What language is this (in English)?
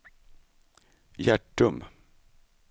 Swedish